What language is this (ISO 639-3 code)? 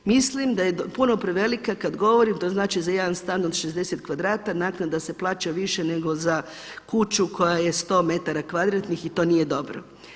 hrv